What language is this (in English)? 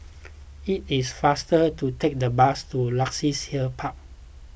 English